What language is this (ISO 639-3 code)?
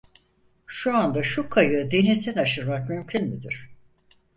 tur